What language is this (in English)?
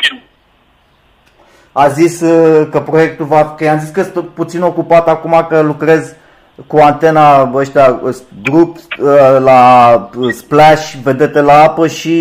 Romanian